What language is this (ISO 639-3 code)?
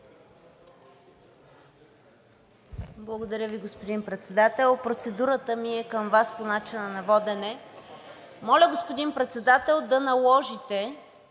bul